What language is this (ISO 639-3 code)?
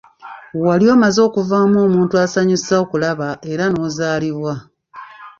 lug